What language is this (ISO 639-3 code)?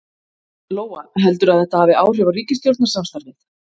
isl